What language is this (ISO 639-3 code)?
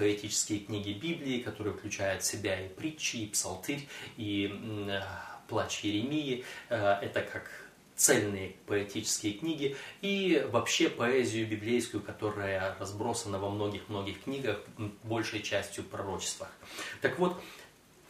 rus